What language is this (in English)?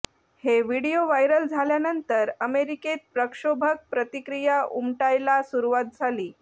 Marathi